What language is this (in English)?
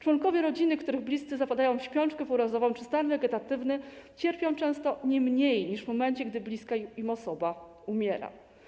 Polish